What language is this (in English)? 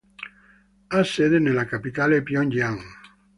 Italian